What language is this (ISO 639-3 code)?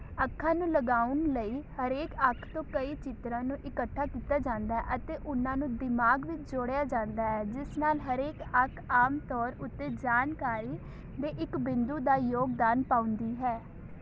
pan